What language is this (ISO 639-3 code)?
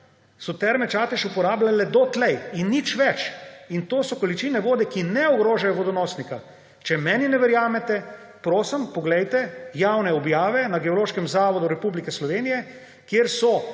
slv